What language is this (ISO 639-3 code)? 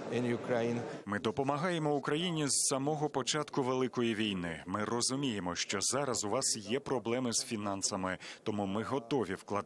ukr